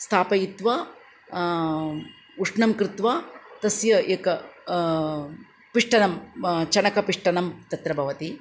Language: Sanskrit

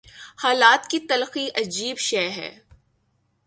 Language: Urdu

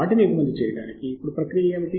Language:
Telugu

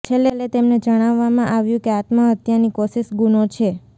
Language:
Gujarati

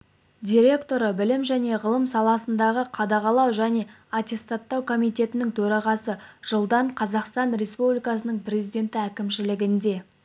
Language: Kazakh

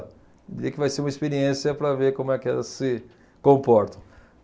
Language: Portuguese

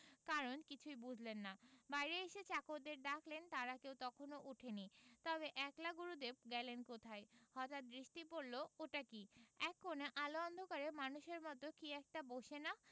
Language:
Bangla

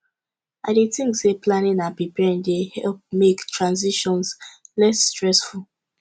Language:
Nigerian Pidgin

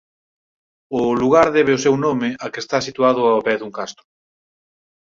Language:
Galician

